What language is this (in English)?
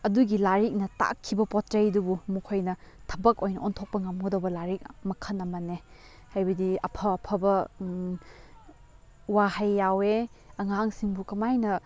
Manipuri